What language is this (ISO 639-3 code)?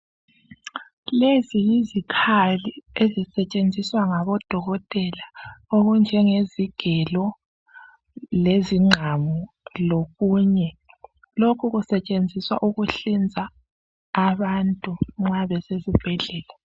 nde